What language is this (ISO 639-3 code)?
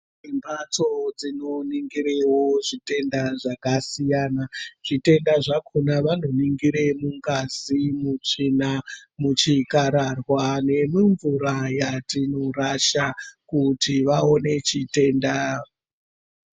ndc